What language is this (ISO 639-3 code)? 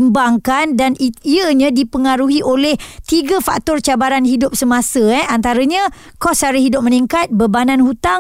msa